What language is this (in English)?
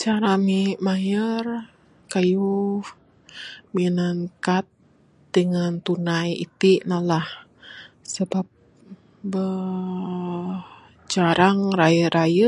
Bukar-Sadung Bidayuh